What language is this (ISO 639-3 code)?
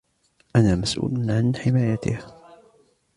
ara